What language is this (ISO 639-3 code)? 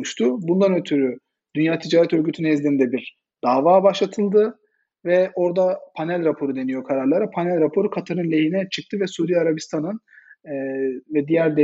tur